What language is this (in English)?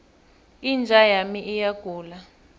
South Ndebele